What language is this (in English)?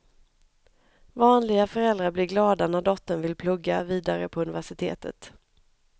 Swedish